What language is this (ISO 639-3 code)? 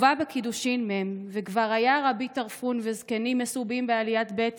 heb